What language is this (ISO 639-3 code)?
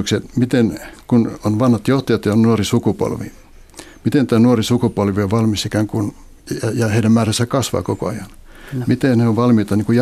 fin